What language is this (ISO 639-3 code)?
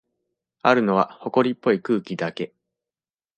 jpn